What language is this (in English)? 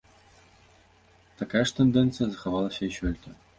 Belarusian